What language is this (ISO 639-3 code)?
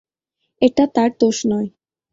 ben